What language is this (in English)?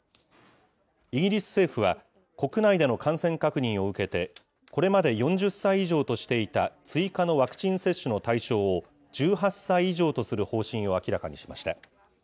Japanese